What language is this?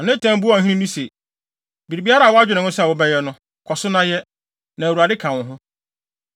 Akan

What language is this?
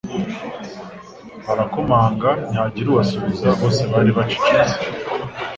Kinyarwanda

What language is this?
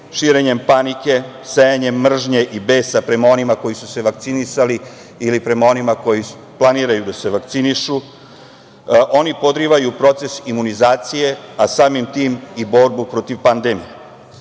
Serbian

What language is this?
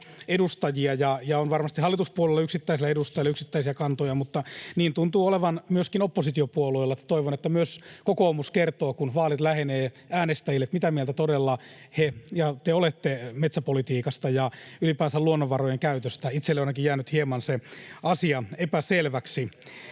Finnish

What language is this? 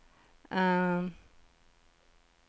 Norwegian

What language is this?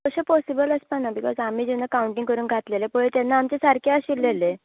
Konkani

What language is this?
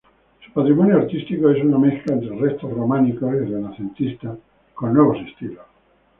Spanish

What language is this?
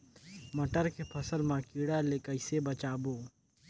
Chhattisgarhi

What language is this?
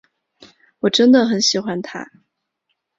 Chinese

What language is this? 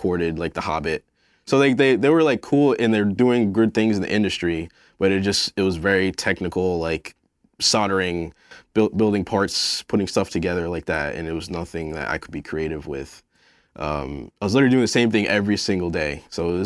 English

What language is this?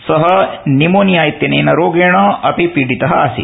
Sanskrit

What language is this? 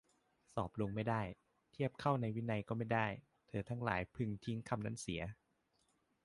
Thai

